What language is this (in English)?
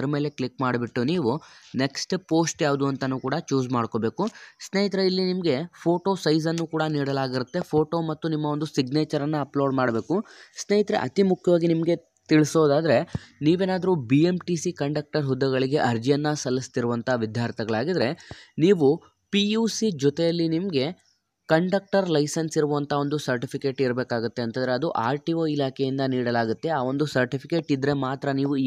Kannada